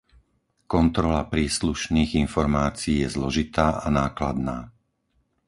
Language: Slovak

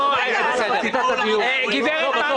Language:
Hebrew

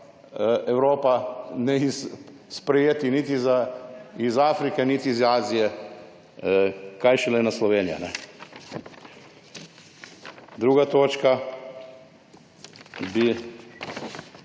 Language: Slovenian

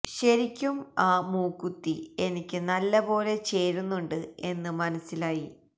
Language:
Malayalam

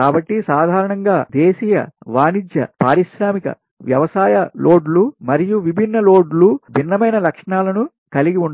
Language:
Telugu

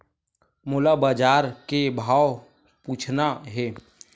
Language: Chhattisgarhi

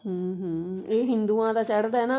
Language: Punjabi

